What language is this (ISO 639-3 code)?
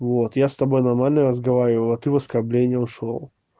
rus